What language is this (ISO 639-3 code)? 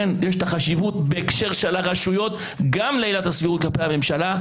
heb